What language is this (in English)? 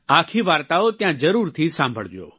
Gujarati